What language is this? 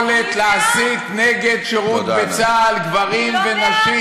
Hebrew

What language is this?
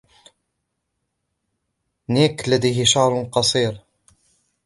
Arabic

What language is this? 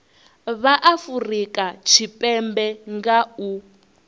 Venda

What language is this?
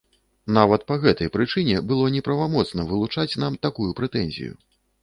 Belarusian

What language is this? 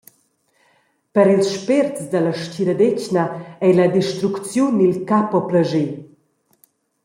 Romansh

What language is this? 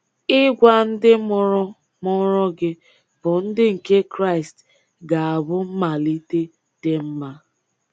Igbo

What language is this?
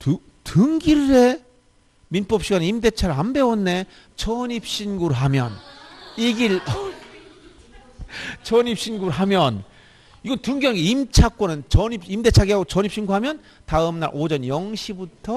Korean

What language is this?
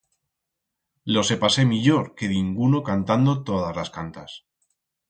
Aragonese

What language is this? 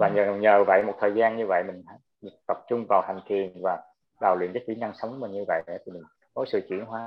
Vietnamese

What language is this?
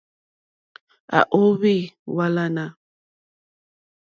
Mokpwe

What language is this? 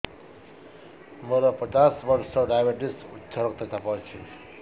Odia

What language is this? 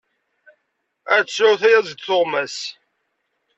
Kabyle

